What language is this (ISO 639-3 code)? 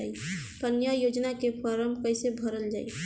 bho